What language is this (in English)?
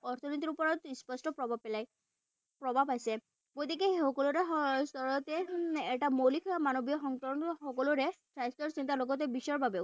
Assamese